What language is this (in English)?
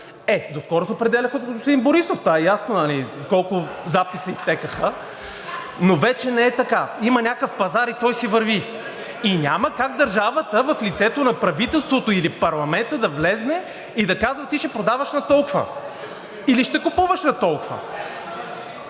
Bulgarian